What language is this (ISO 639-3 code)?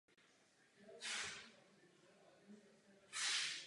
ces